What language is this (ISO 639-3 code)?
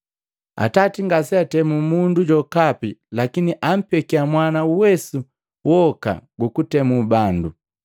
mgv